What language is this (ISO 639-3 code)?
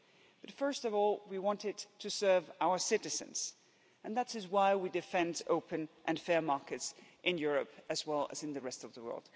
eng